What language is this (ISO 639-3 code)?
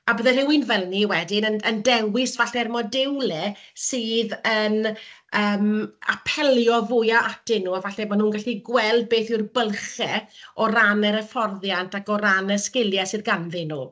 cym